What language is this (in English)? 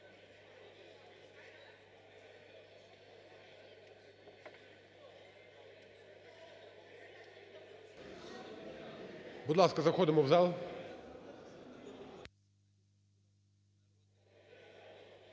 Ukrainian